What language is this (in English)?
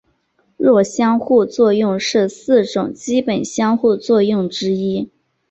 Chinese